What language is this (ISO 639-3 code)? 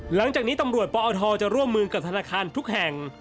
tha